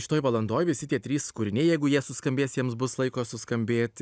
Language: Lithuanian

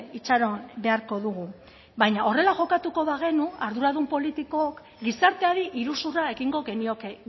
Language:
Basque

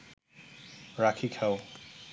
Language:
Bangla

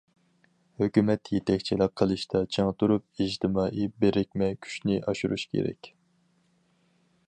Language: Uyghur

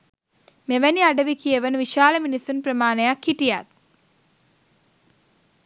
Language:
Sinhala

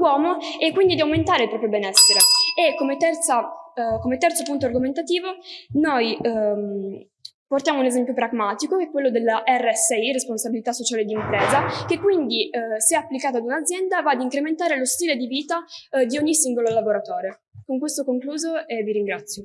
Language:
Italian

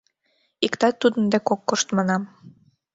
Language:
Mari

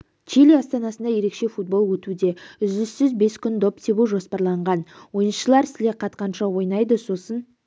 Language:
Kazakh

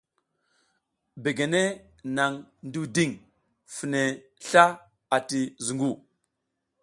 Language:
South Giziga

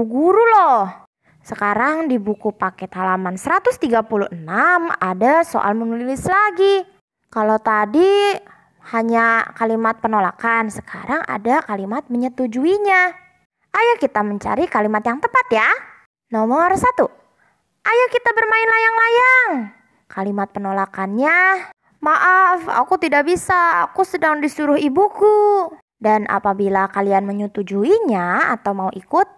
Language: Indonesian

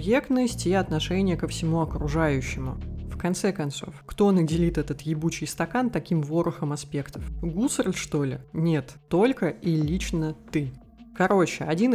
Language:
Russian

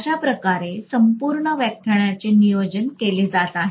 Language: Marathi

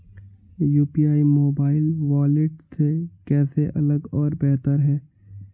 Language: Hindi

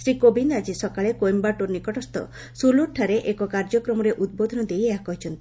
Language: Odia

